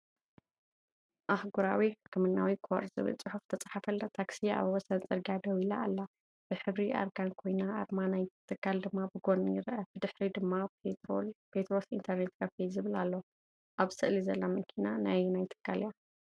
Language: Tigrinya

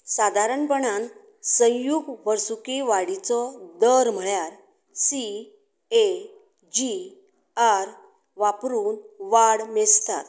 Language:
Konkani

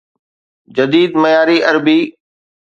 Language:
Sindhi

